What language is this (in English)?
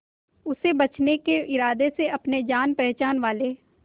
Hindi